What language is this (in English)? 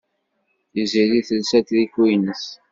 Kabyle